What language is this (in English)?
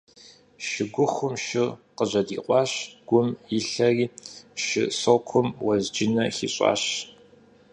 Kabardian